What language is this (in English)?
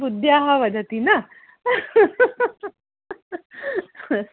Sanskrit